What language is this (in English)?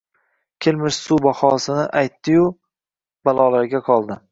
Uzbek